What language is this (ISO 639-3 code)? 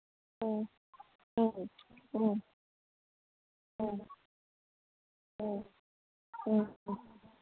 mni